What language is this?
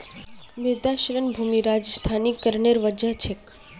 Magahi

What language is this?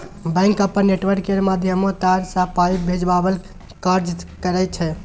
Maithili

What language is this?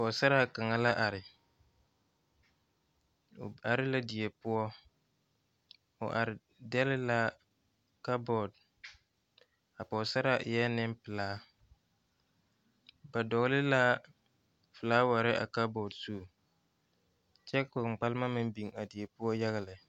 Southern Dagaare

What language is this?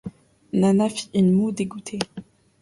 French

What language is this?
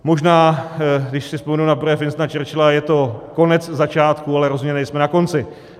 Czech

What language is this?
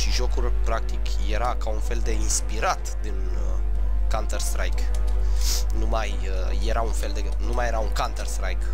Romanian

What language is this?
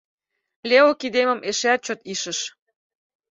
Mari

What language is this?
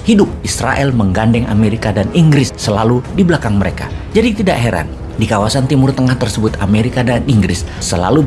Indonesian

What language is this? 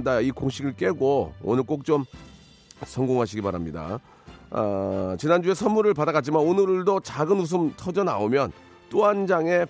Korean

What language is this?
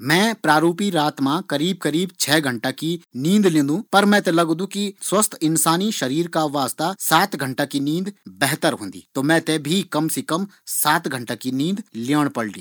Garhwali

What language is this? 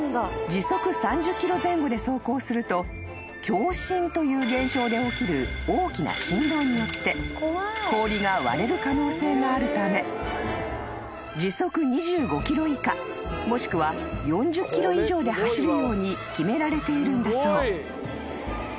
Japanese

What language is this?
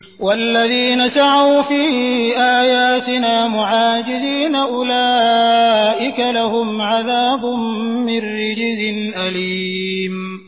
Arabic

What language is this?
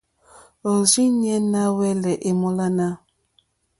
Mokpwe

